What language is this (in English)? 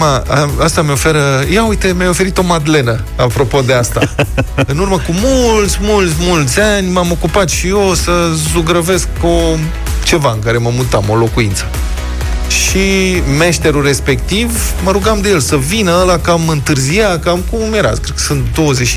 Romanian